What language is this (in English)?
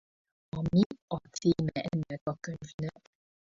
Hungarian